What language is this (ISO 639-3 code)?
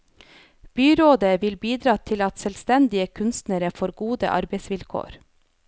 nor